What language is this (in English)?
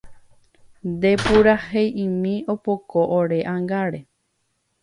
Guarani